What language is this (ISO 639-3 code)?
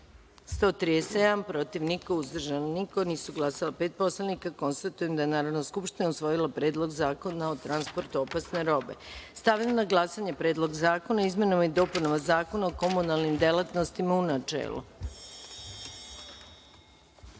srp